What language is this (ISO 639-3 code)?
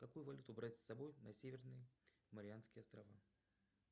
rus